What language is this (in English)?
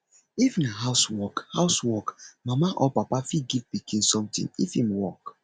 Nigerian Pidgin